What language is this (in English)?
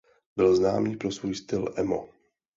Czech